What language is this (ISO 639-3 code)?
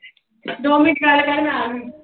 pan